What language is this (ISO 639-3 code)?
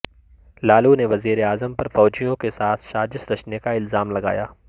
urd